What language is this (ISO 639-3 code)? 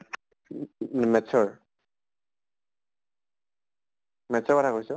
asm